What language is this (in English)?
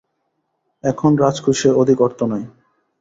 Bangla